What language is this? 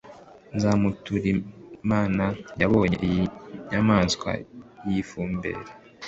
Kinyarwanda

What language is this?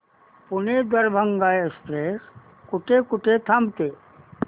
Marathi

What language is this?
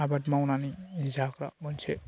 Bodo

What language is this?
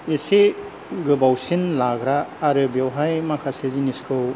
Bodo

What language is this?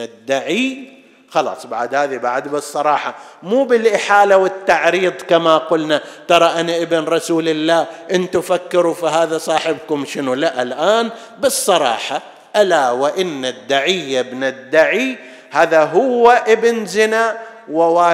Arabic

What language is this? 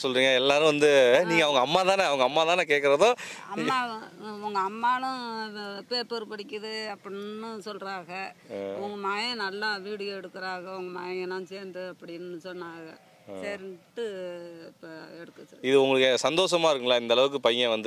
Korean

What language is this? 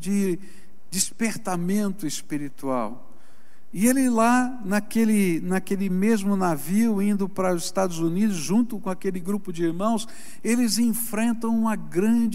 Portuguese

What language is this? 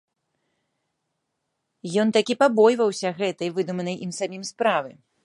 Belarusian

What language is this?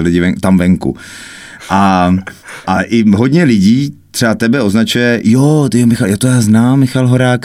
Czech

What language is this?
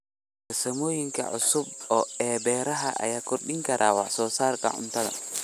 Somali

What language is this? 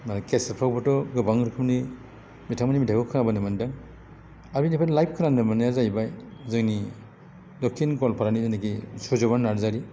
Bodo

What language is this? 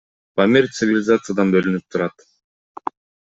Kyrgyz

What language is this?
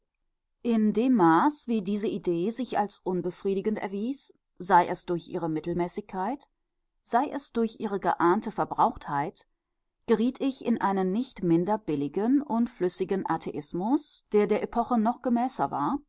German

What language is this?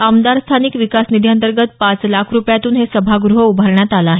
Marathi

